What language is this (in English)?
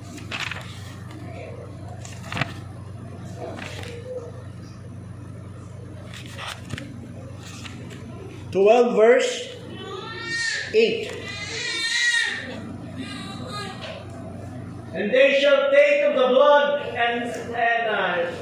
Filipino